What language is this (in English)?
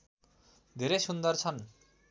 Nepali